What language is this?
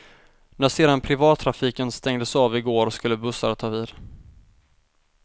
Swedish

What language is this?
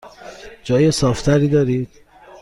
Persian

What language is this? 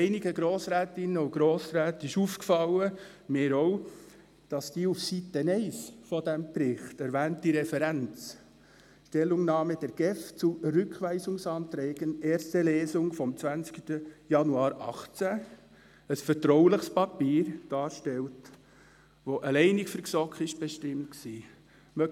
Swiss German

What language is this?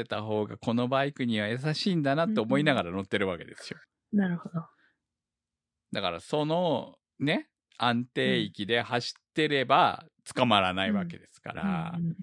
Japanese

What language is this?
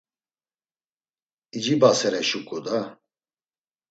Laz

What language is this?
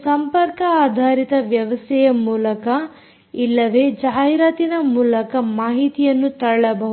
Kannada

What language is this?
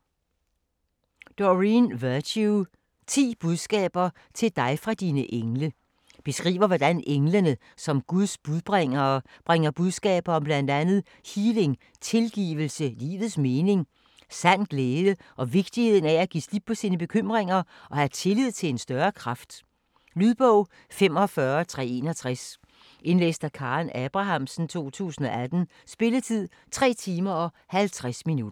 Danish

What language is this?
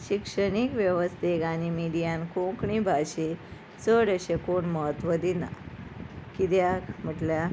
Konkani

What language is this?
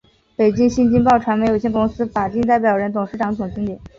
Chinese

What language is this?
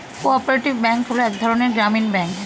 Bangla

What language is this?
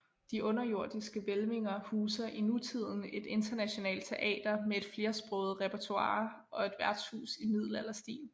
Danish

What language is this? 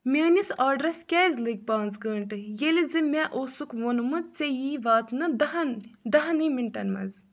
Kashmiri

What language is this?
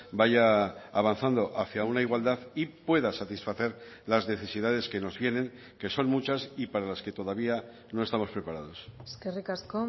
Spanish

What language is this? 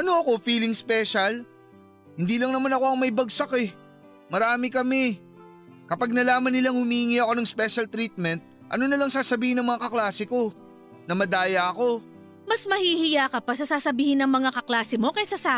Filipino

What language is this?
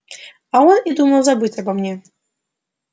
Russian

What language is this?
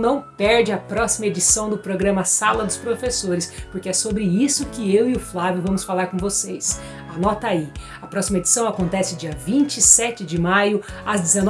Portuguese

